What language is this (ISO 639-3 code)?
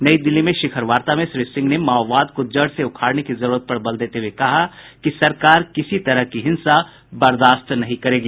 hin